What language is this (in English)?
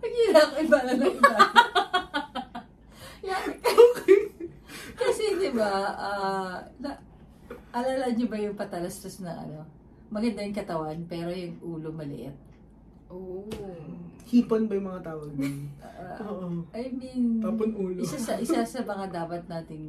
Filipino